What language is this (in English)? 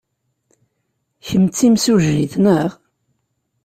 Kabyle